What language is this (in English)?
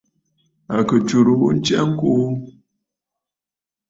Bafut